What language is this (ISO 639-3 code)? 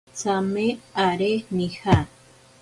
prq